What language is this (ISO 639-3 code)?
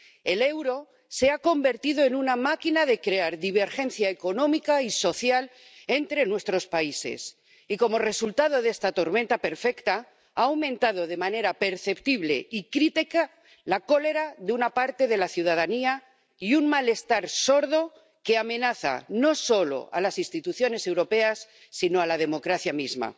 spa